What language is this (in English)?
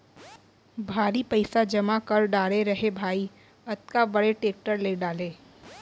Chhattisgarhi